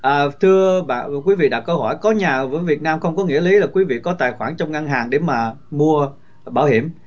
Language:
Vietnamese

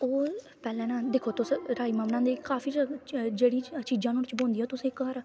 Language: Dogri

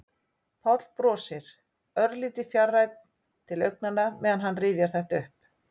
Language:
Icelandic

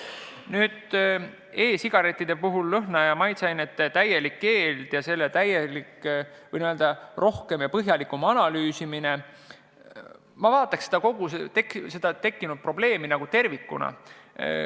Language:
Estonian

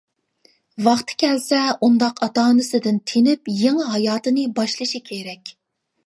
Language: Uyghur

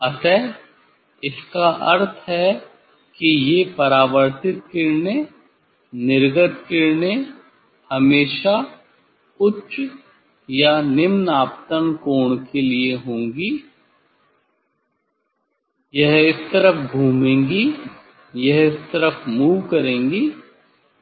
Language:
Hindi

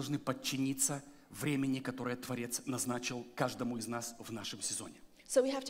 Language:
Russian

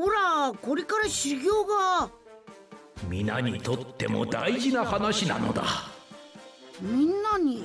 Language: Japanese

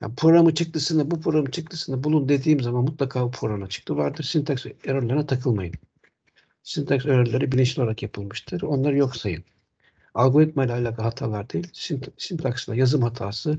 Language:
Turkish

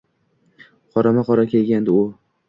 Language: Uzbek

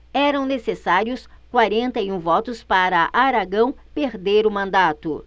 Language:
Portuguese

